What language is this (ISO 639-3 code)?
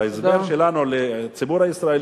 heb